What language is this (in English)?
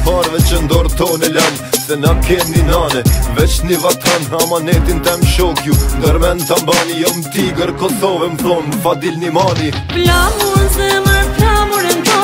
Romanian